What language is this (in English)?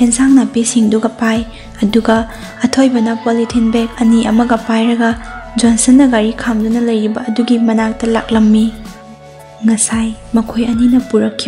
Vietnamese